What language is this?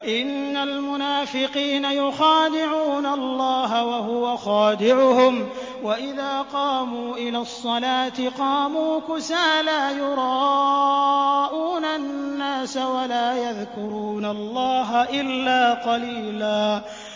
Arabic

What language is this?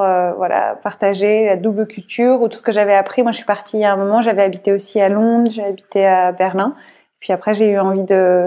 French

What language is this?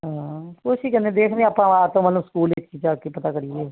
Punjabi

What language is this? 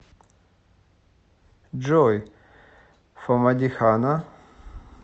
Russian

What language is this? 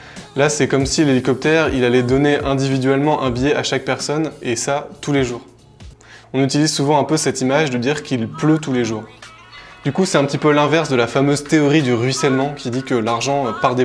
French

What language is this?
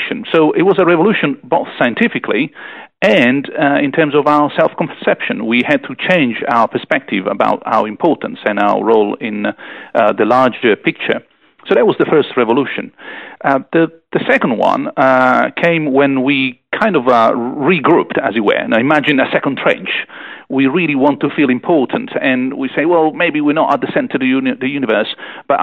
English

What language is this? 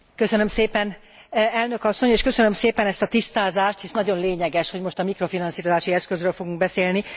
Hungarian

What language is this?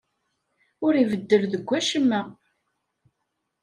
Kabyle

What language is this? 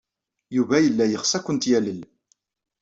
Kabyle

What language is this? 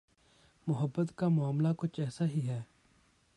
Urdu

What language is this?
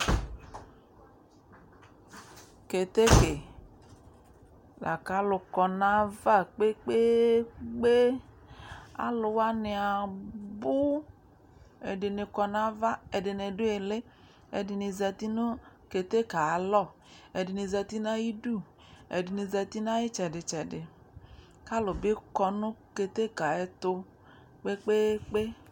Ikposo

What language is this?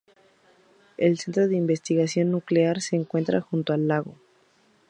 Spanish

